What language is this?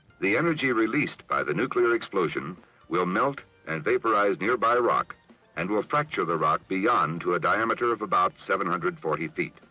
English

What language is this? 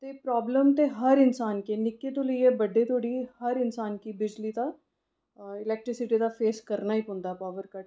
Dogri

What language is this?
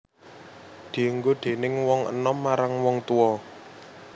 Javanese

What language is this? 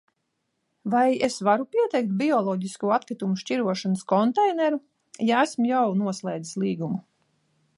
Latvian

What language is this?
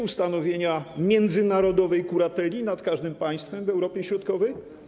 Polish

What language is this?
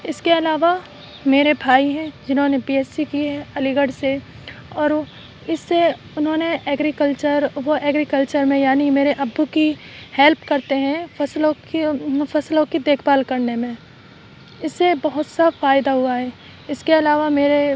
Urdu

